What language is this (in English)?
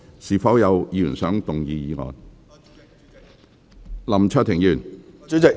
Cantonese